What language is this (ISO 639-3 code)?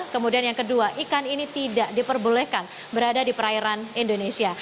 ind